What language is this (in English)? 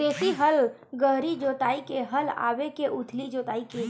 Chhattisgarhi